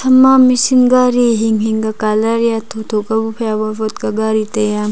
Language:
Wancho Naga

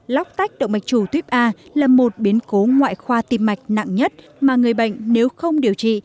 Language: Vietnamese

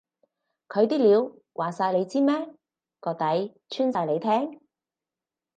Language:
Cantonese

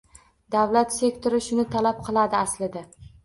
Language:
Uzbek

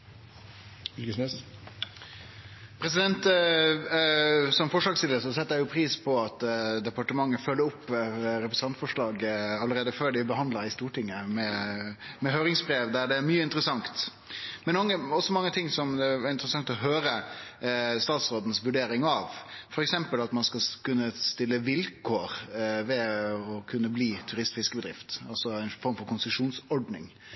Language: Norwegian Nynorsk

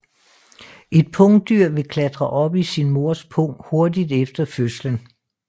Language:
Danish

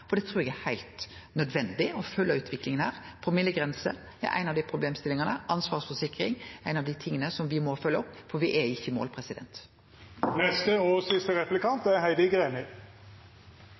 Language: Norwegian Nynorsk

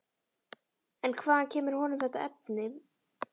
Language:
Icelandic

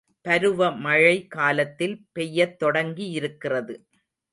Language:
Tamil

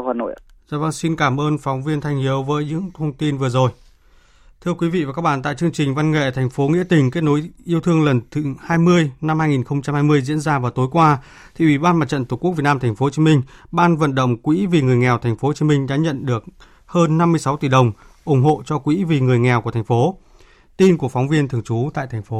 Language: Vietnamese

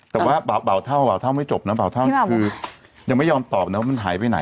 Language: Thai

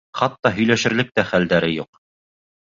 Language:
Bashkir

